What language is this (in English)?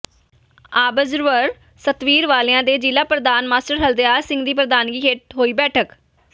Punjabi